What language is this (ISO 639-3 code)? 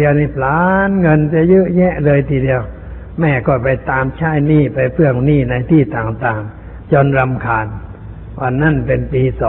tha